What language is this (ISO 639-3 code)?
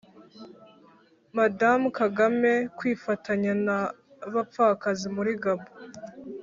kin